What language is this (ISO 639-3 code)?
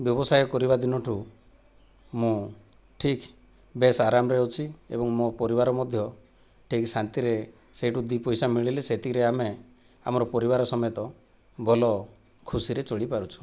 ori